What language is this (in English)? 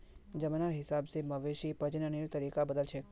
Magahi